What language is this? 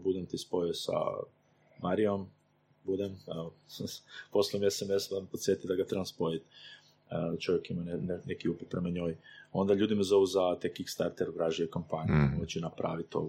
Croatian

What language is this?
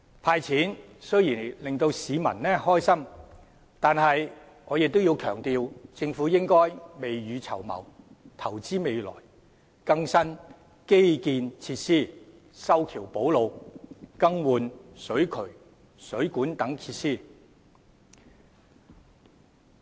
Cantonese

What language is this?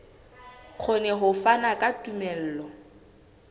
Southern Sotho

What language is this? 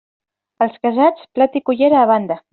Catalan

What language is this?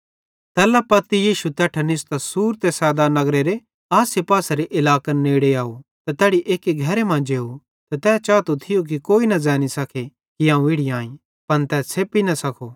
Bhadrawahi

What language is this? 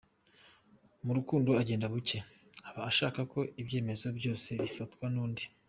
Kinyarwanda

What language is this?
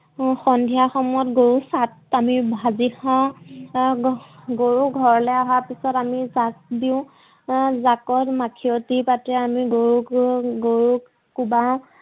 Assamese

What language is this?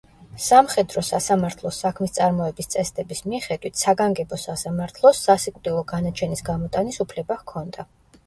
Georgian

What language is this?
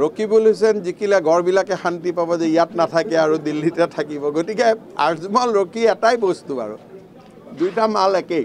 Indonesian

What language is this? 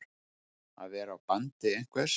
Icelandic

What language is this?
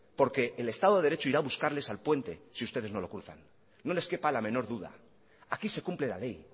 Spanish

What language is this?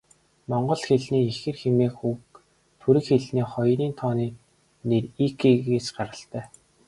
Mongolian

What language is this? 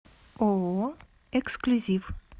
Russian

